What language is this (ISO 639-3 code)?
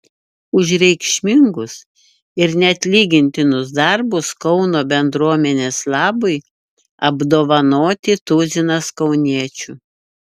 lit